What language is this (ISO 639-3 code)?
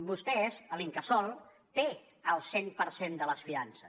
cat